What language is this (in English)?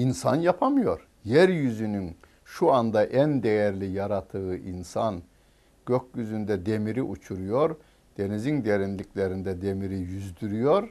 Turkish